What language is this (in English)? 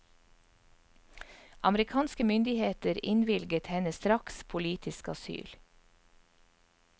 Norwegian